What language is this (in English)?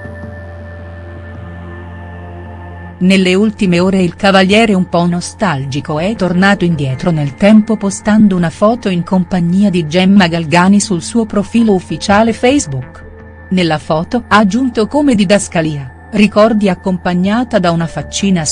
Italian